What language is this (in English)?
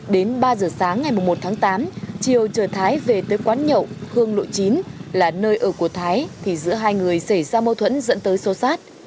Vietnamese